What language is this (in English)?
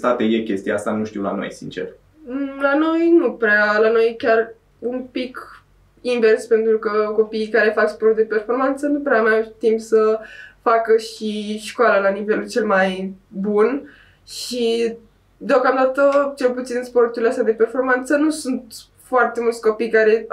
Romanian